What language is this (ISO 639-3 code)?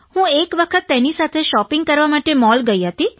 guj